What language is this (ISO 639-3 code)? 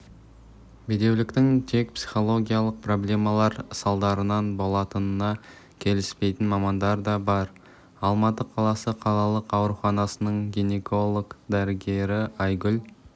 kaz